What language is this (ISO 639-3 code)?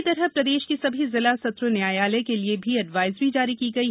hin